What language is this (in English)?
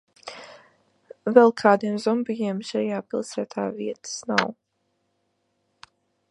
Latvian